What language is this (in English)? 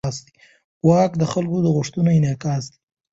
Pashto